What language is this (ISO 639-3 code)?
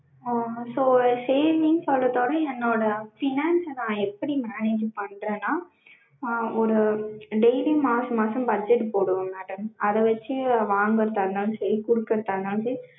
tam